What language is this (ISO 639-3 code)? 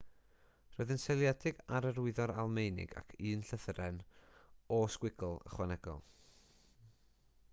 cym